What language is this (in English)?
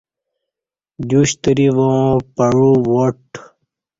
Kati